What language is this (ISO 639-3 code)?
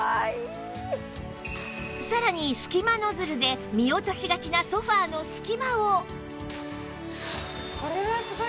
jpn